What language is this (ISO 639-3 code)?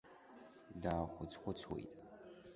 abk